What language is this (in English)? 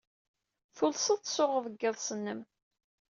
Kabyle